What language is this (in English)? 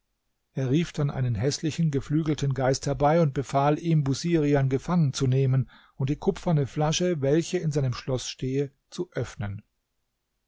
German